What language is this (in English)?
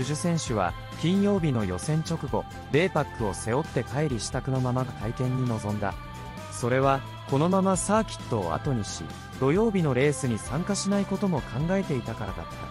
Japanese